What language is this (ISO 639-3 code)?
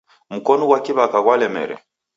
dav